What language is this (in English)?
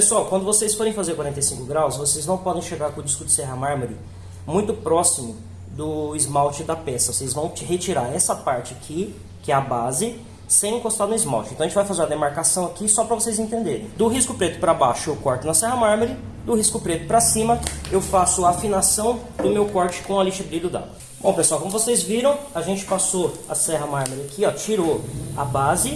Portuguese